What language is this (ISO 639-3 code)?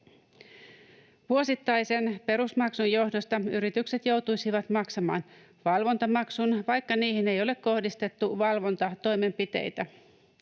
fin